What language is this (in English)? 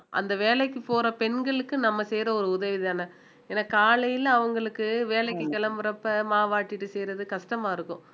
Tamil